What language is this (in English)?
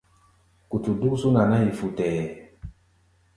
Gbaya